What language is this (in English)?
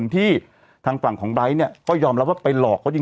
Thai